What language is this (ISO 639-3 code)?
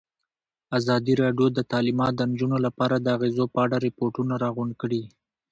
pus